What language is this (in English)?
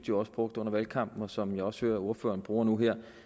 Danish